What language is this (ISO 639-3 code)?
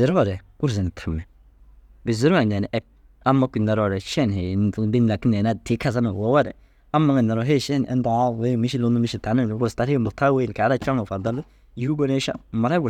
dzg